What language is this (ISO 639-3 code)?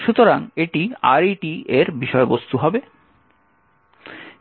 ben